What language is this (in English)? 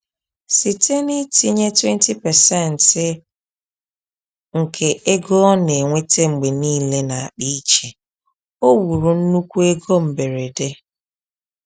Igbo